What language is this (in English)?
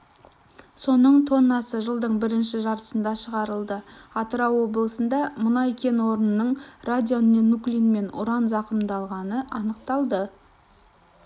Kazakh